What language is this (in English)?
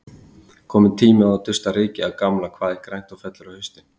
Icelandic